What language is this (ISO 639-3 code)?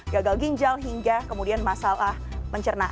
ind